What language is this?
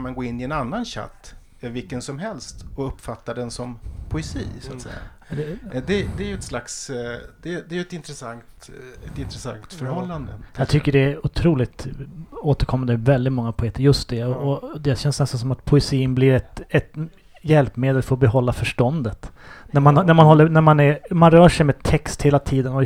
Swedish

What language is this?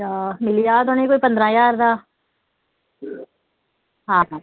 Dogri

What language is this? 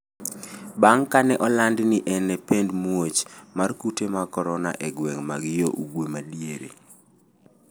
Luo (Kenya and Tanzania)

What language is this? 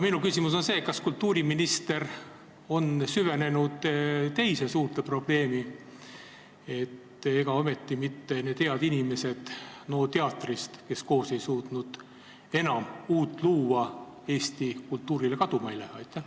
Estonian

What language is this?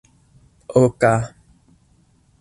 Esperanto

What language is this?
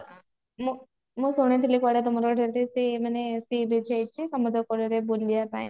Odia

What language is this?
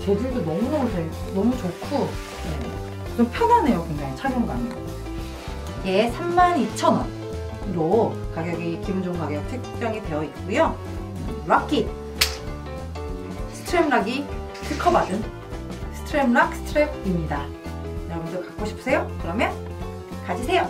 Korean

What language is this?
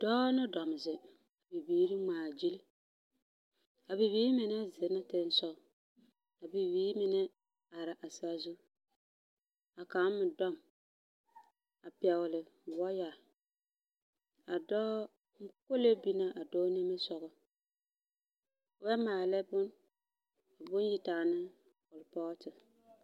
Southern Dagaare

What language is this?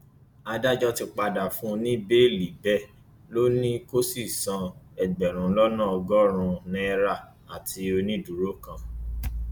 Yoruba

